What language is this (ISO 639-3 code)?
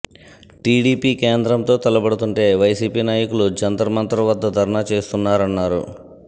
tel